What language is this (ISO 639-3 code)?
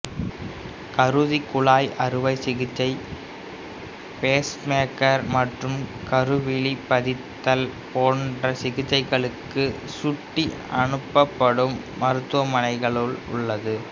tam